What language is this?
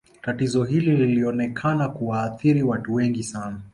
Swahili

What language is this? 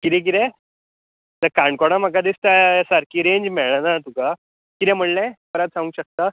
Konkani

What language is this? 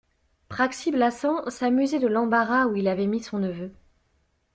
French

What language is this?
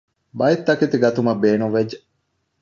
Divehi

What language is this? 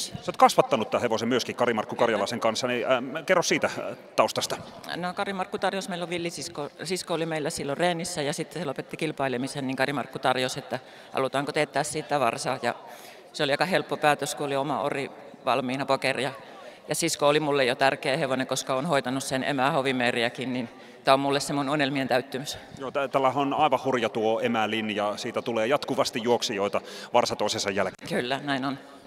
Finnish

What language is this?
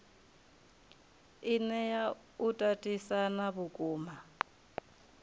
Venda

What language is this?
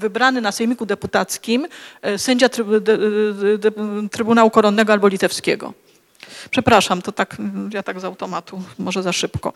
Polish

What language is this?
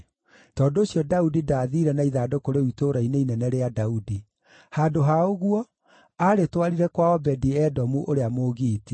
Kikuyu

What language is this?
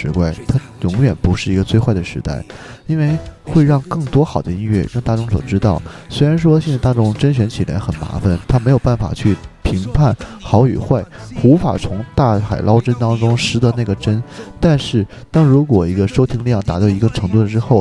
Chinese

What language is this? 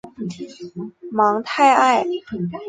Chinese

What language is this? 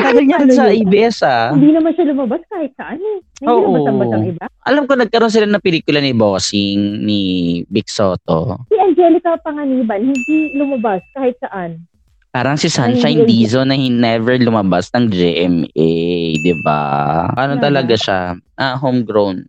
Filipino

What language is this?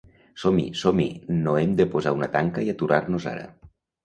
Catalan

